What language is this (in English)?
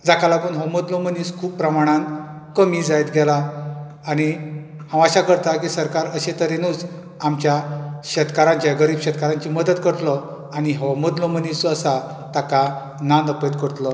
Konkani